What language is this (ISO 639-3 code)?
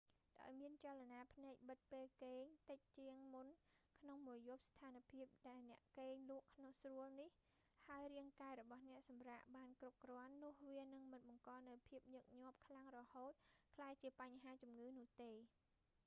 khm